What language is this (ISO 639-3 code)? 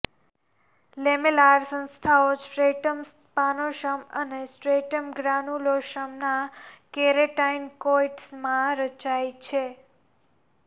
guj